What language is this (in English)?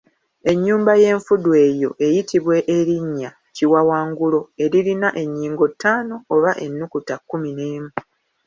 Ganda